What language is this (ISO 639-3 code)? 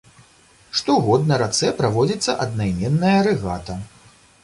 bel